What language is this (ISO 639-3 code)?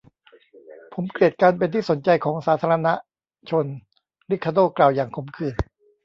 tha